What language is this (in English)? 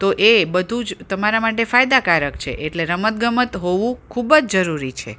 Gujarati